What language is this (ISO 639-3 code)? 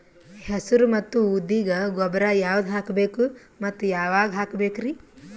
kan